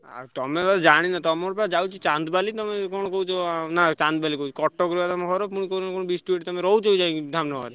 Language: Odia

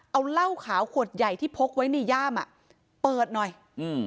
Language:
Thai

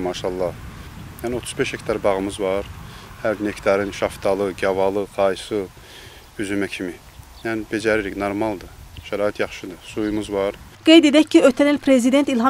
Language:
Turkish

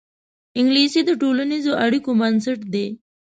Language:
Pashto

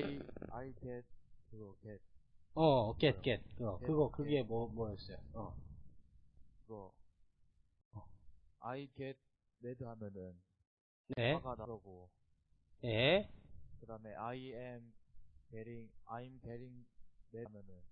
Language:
Korean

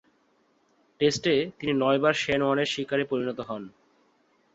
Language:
Bangla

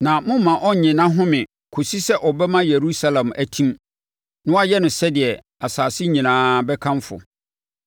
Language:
Akan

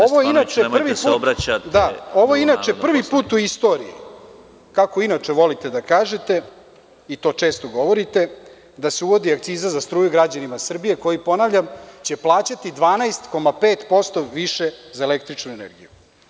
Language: Serbian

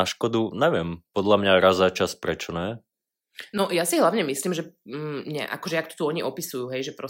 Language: Slovak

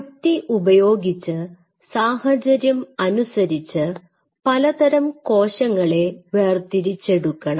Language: Malayalam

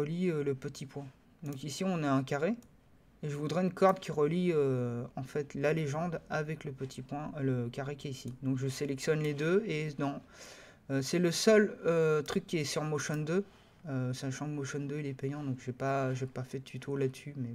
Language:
French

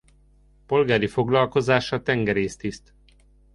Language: Hungarian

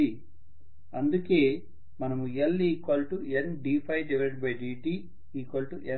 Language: Telugu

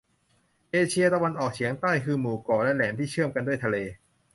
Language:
Thai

